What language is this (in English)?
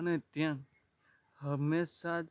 Gujarati